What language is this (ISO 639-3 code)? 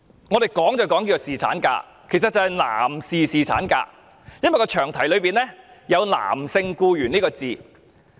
yue